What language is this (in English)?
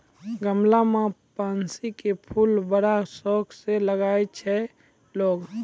Maithili